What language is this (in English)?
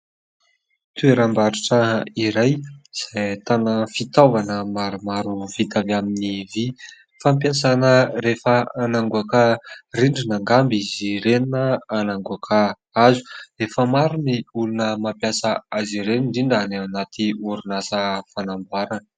Malagasy